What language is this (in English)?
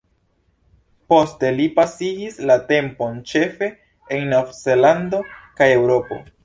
Esperanto